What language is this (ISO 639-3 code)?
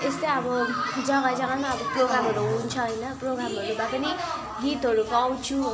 nep